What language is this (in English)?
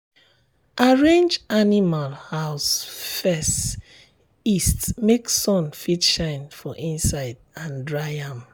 Nigerian Pidgin